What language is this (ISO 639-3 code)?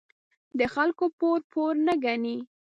pus